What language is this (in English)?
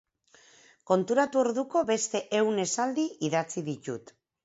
Basque